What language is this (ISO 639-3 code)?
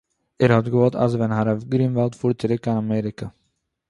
yid